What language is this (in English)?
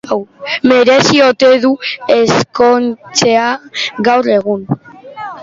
Basque